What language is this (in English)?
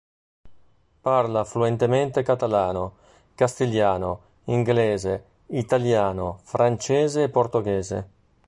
Italian